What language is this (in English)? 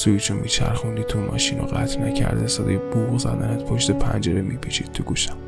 Persian